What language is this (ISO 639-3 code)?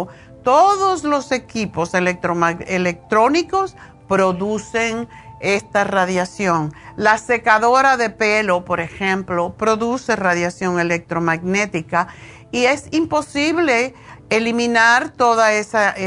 spa